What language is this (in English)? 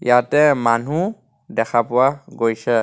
Assamese